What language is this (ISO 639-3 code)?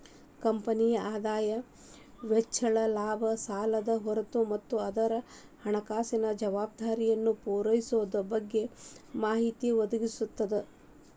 kan